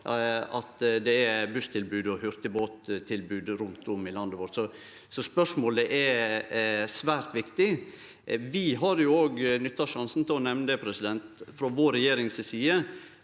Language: Norwegian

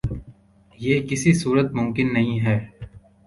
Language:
Urdu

